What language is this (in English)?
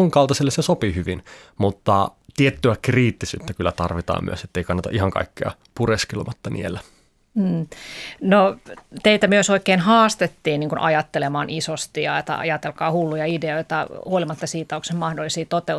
Finnish